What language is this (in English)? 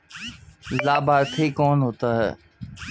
Hindi